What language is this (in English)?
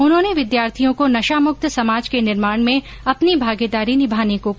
Hindi